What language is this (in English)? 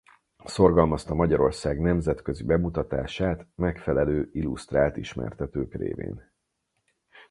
Hungarian